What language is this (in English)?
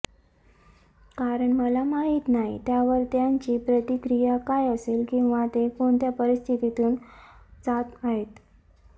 Marathi